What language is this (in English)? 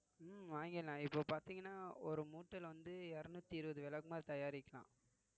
Tamil